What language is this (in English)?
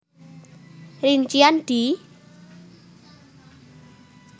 Javanese